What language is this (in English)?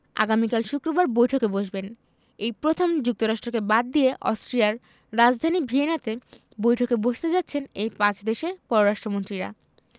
Bangla